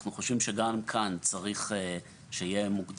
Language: Hebrew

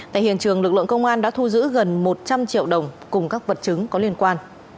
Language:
Vietnamese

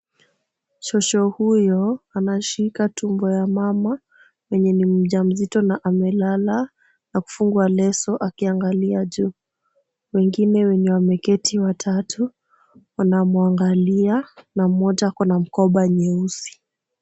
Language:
Swahili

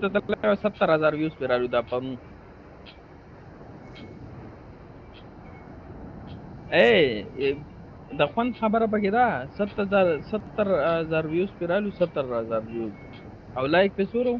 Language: Arabic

